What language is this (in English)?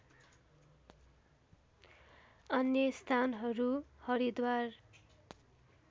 Nepali